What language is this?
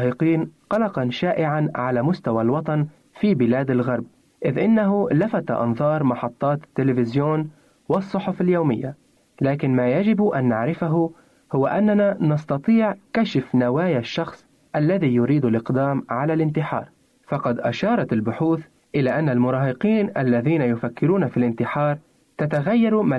Arabic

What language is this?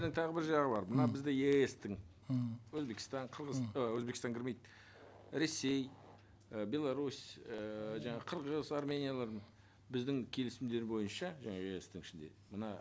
Kazakh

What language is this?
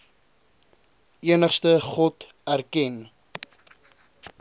Afrikaans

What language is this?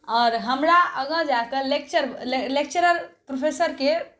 Maithili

